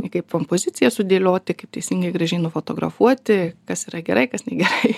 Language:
Lithuanian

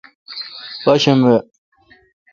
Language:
Kalkoti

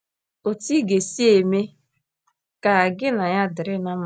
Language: Igbo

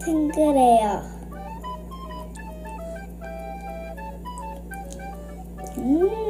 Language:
Korean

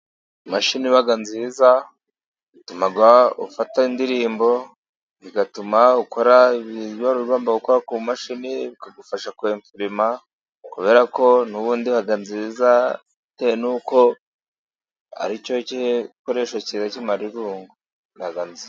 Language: Kinyarwanda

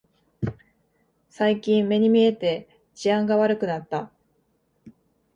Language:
Japanese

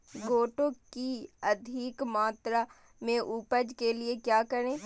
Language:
Magahi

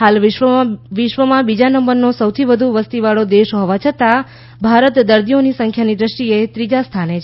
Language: Gujarati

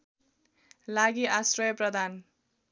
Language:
Nepali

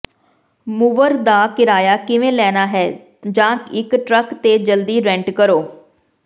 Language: Punjabi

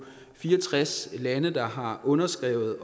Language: Danish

